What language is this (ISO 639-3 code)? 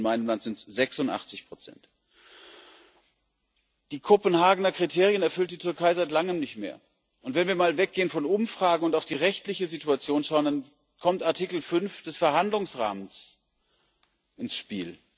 deu